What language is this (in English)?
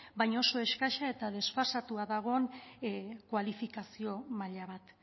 Basque